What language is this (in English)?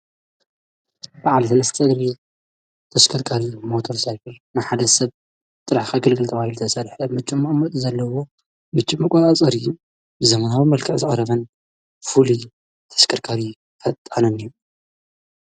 Tigrinya